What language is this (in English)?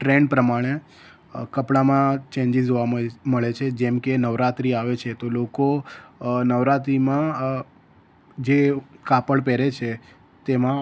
Gujarati